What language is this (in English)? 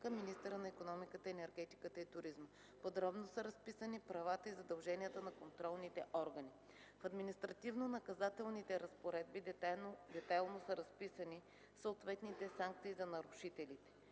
Bulgarian